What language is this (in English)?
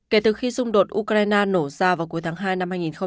Vietnamese